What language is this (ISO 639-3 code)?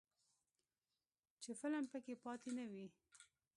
pus